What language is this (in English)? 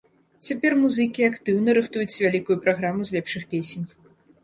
Belarusian